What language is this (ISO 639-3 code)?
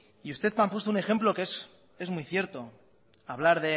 spa